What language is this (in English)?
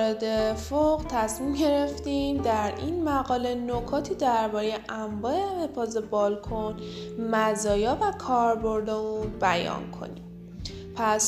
Persian